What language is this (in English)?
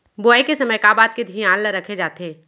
Chhattisgarhi